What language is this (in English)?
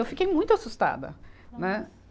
Portuguese